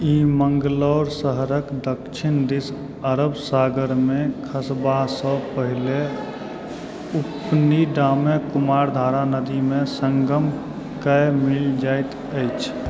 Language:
Maithili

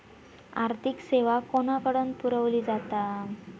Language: Marathi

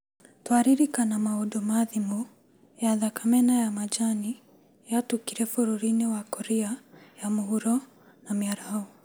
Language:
Kikuyu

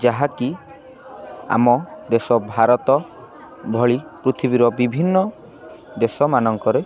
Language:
Odia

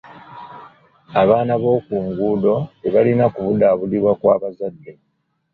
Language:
Ganda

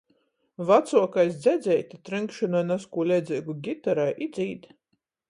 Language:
Latgalian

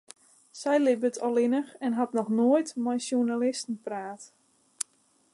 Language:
Western Frisian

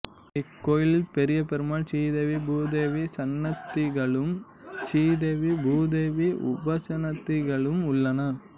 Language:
Tamil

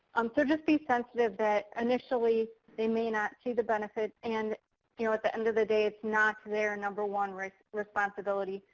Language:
English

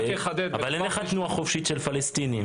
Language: Hebrew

